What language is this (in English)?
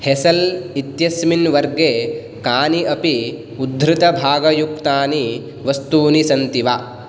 Sanskrit